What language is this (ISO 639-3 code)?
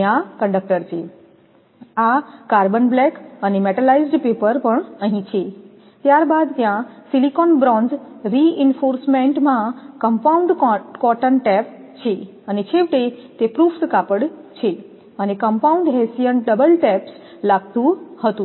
guj